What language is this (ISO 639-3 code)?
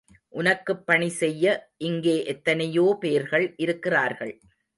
tam